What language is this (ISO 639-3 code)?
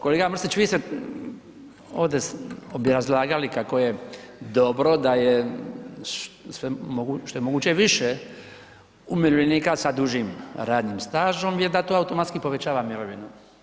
hrv